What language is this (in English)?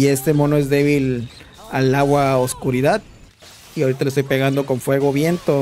Spanish